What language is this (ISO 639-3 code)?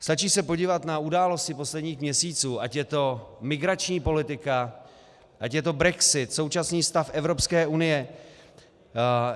ces